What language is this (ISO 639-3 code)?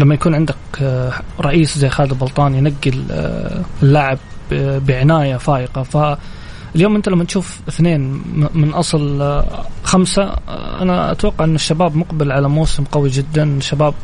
ara